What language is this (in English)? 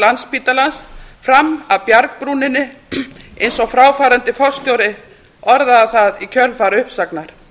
Icelandic